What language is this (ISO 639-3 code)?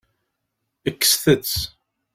kab